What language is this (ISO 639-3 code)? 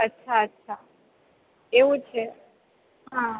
guj